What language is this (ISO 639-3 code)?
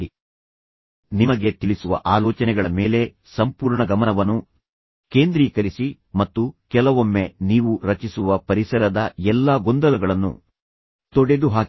kan